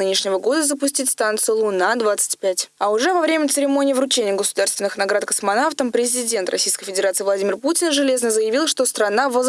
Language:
Russian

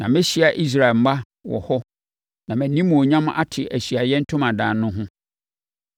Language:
Akan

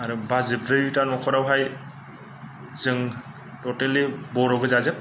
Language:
Bodo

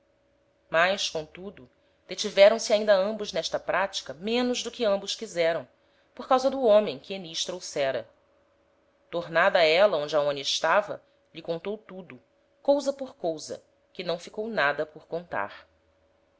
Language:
Portuguese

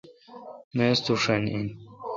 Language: Kalkoti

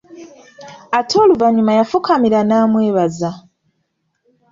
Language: Ganda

